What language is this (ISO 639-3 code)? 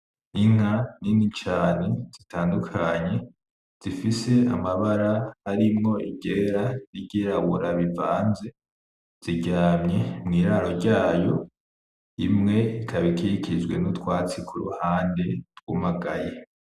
run